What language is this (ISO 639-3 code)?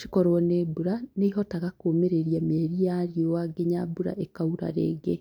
kik